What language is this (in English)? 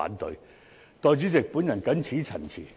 Cantonese